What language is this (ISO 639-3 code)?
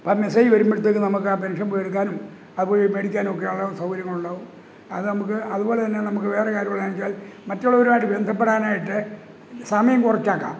mal